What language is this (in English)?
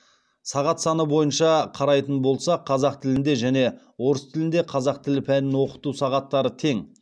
Kazakh